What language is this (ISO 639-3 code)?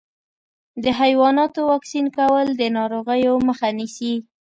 pus